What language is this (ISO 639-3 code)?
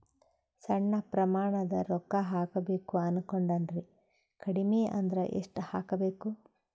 kan